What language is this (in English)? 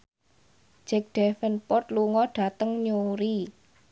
Javanese